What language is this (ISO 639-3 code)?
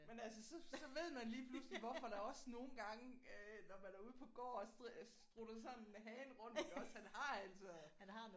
dan